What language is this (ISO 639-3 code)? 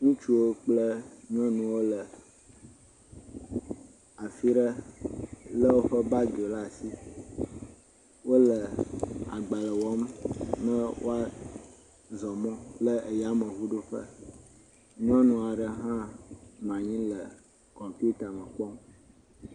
ewe